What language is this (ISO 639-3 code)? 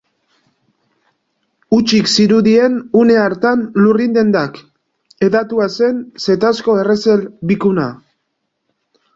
eus